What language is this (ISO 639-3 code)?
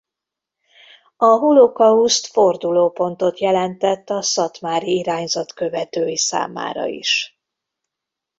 hun